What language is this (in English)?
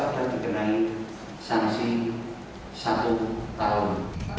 Indonesian